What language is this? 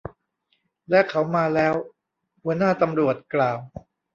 Thai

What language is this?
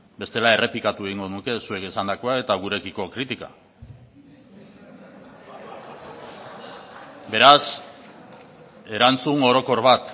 Basque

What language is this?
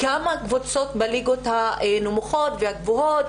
Hebrew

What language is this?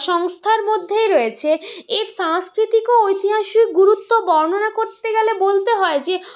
Bangla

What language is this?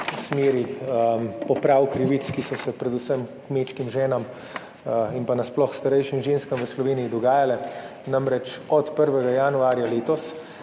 Slovenian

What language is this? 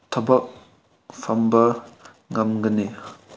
Manipuri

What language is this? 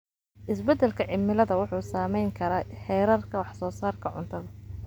Somali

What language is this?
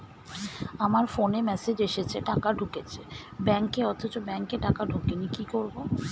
Bangla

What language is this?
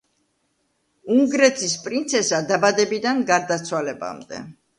Georgian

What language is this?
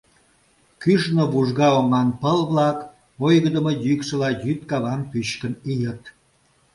Mari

